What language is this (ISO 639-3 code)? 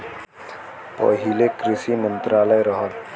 bho